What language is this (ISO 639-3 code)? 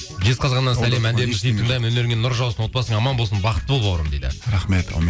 kaz